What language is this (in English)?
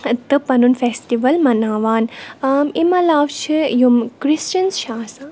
Kashmiri